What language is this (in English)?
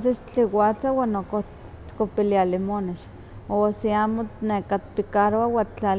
Huaxcaleca Nahuatl